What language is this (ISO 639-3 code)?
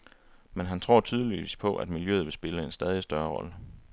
dan